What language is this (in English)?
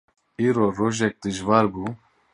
Kurdish